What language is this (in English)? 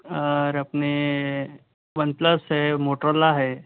Urdu